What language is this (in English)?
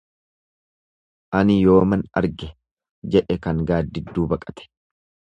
Oromo